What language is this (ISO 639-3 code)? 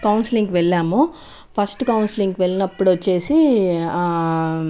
tel